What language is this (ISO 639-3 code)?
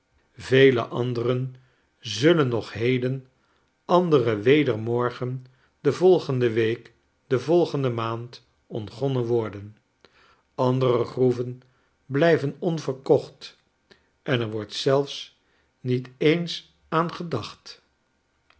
nld